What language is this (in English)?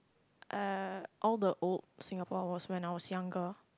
English